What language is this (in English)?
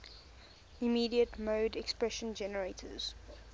English